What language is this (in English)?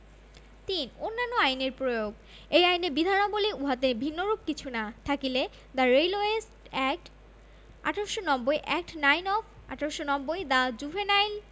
Bangla